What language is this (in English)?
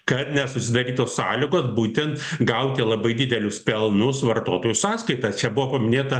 Lithuanian